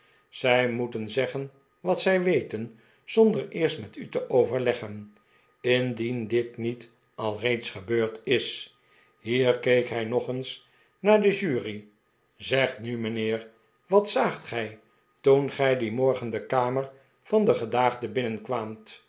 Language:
Dutch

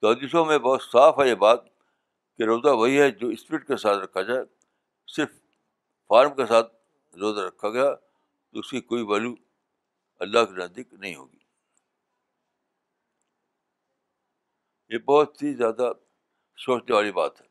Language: Urdu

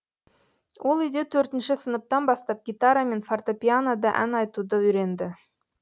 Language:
Kazakh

